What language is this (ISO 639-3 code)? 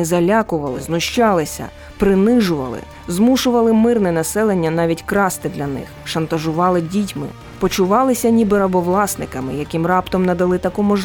ukr